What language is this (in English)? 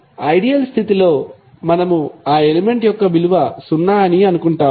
Telugu